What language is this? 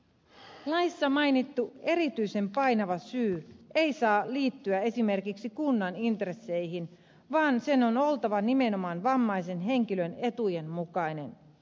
Finnish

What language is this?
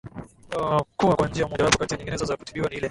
Swahili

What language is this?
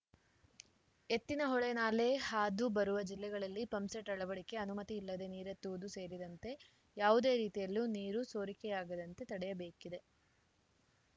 Kannada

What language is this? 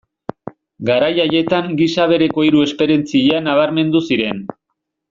Basque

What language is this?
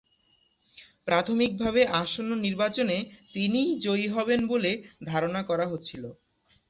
Bangla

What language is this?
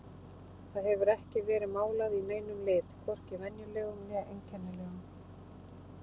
Icelandic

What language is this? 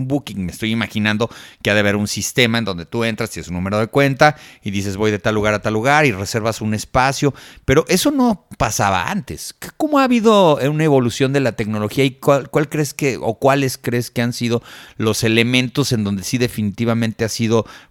Spanish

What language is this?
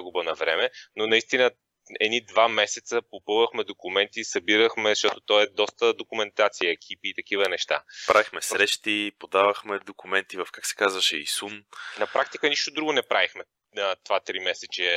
Bulgarian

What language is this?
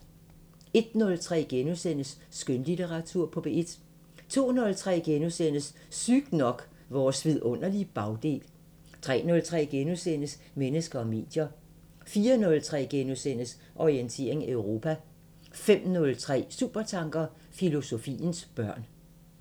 Danish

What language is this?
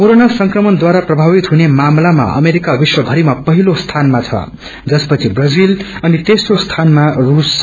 Nepali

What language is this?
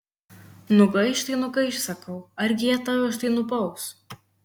Lithuanian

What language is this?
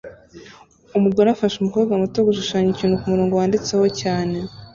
Kinyarwanda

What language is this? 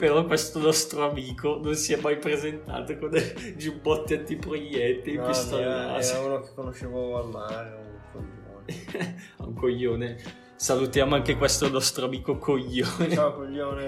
Italian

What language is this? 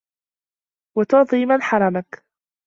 Arabic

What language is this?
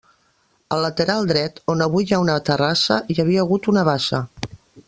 Catalan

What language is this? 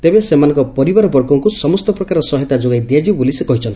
Odia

